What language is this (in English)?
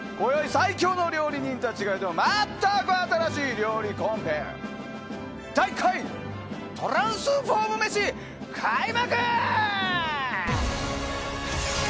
Japanese